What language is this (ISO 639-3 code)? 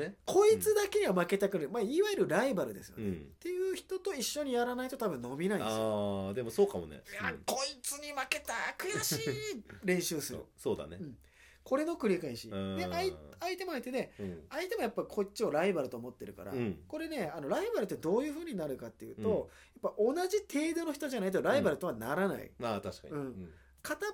jpn